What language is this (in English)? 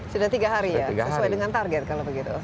Indonesian